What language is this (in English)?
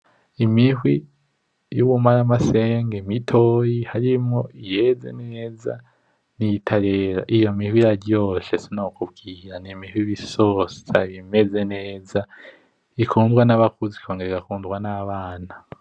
Rundi